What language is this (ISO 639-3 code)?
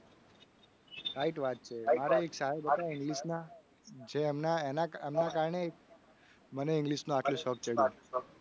guj